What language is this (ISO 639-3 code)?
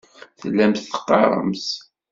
kab